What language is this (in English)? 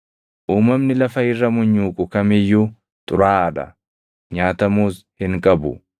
Oromo